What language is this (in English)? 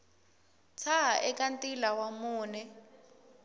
Tsonga